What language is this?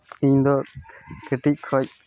Santali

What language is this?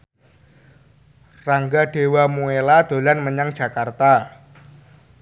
Javanese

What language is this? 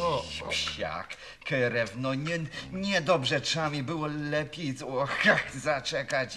Polish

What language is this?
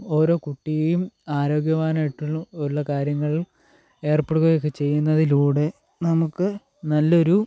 Malayalam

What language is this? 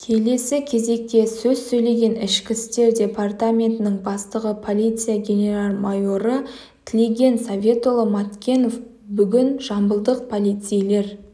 Kazakh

